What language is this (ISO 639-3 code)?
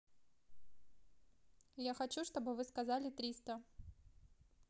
rus